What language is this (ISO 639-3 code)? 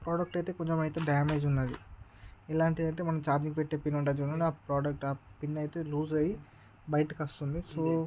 tel